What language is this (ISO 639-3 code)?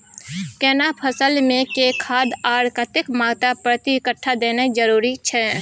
mai